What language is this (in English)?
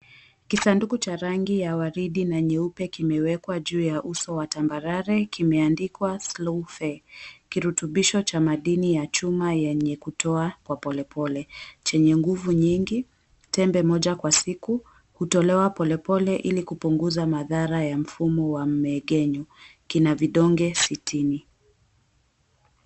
Swahili